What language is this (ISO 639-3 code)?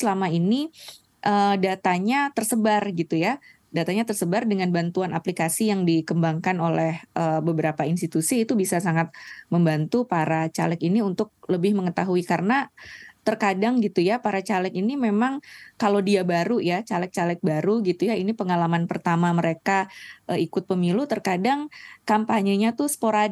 ind